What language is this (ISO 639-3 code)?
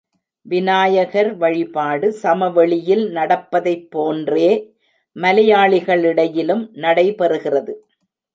tam